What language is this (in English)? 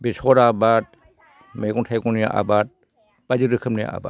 Bodo